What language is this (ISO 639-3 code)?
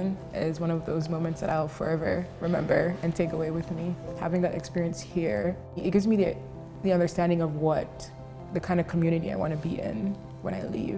eng